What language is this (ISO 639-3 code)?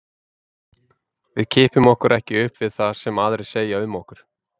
isl